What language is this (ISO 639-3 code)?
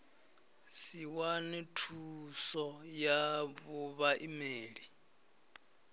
ven